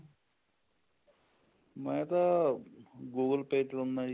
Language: Punjabi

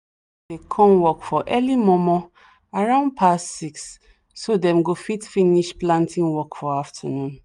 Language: Nigerian Pidgin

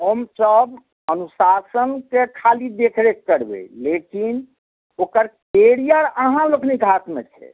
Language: Maithili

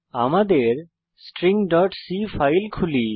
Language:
Bangla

